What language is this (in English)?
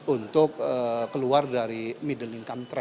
Indonesian